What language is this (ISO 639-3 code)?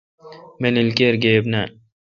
xka